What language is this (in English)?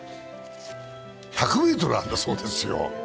Japanese